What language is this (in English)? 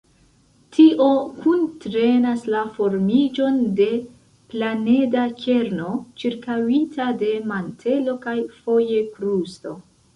Esperanto